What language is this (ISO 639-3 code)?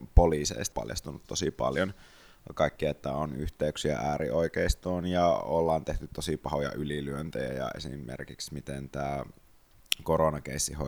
fin